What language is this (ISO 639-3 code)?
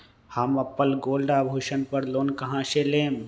mag